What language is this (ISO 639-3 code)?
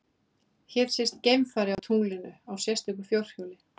isl